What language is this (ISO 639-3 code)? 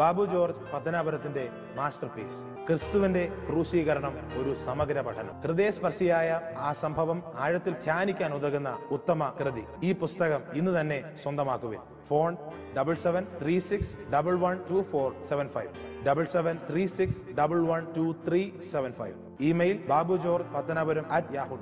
mal